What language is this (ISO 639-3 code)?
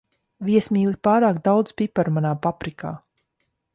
lav